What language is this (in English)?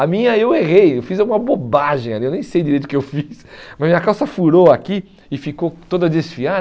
Portuguese